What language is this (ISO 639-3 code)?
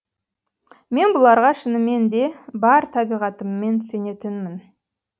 kaz